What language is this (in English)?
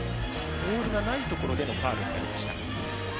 Japanese